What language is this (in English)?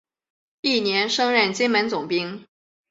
Chinese